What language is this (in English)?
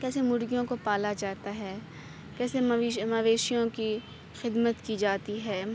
Urdu